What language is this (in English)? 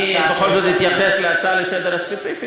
Hebrew